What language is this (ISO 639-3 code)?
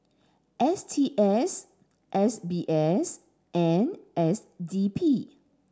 eng